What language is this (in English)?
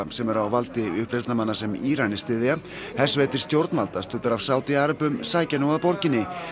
Icelandic